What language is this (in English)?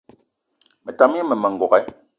Eton (Cameroon)